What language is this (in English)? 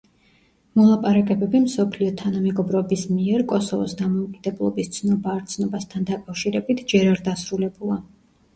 Georgian